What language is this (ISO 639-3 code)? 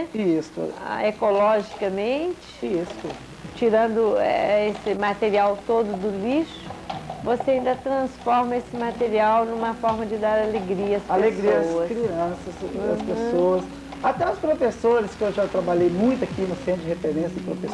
por